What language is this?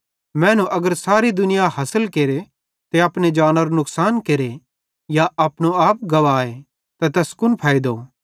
Bhadrawahi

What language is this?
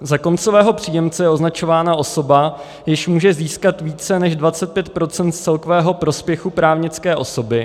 Czech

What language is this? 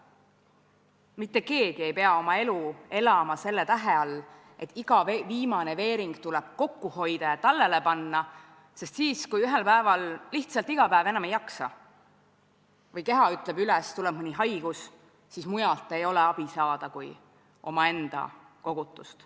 Estonian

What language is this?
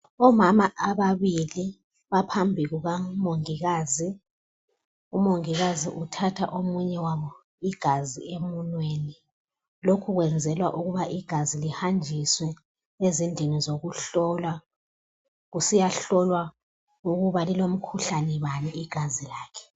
North Ndebele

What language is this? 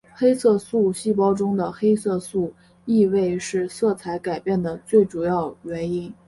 Chinese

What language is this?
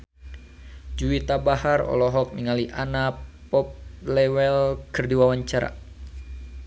Sundanese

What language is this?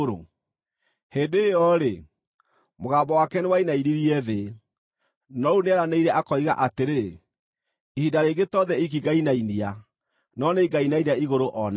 Kikuyu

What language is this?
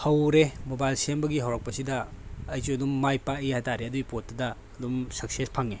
Manipuri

